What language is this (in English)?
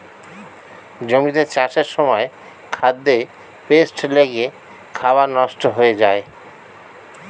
Bangla